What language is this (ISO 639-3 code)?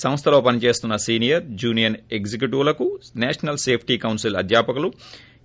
tel